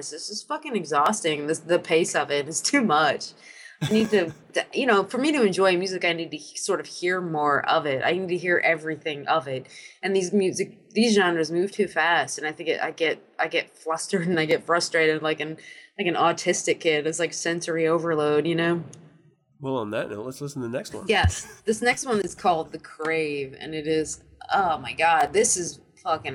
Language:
English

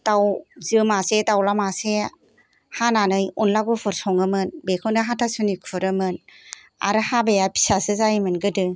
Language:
Bodo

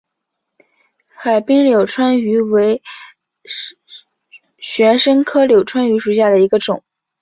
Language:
Chinese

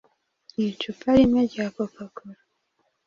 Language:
Kinyarwanda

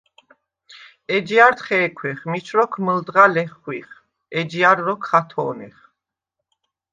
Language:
Svan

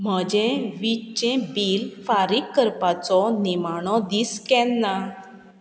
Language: Konkani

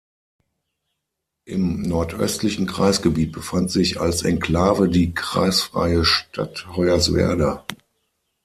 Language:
German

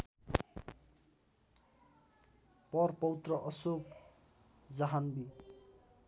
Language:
Nepali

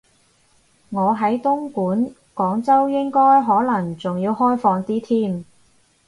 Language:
Cantonese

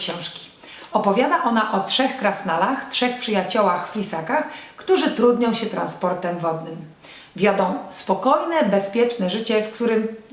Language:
Polish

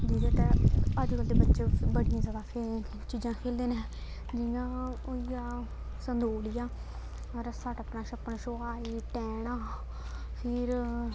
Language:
Dogri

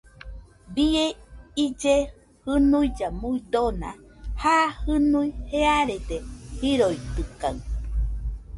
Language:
Nüpode Huitoto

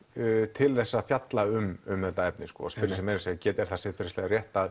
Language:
Icelandic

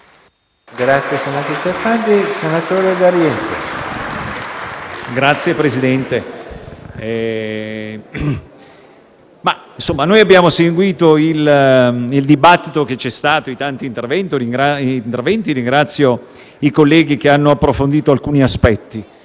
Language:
Italian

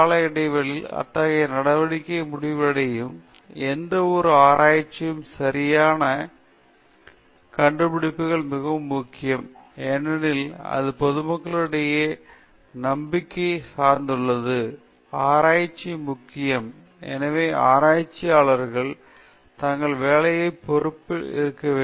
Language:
Tamil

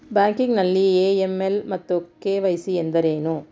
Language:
Kannada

